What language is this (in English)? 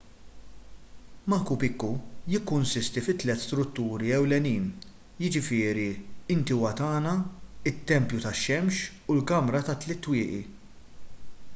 Maltese